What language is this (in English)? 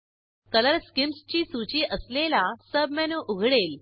Marathi